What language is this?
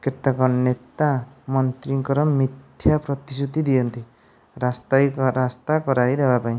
Odia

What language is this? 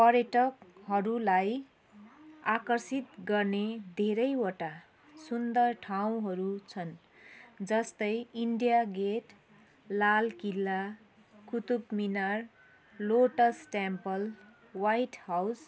Nepali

